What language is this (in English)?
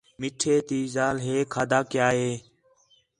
Khetrani